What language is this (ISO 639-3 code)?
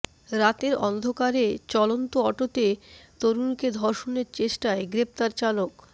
ben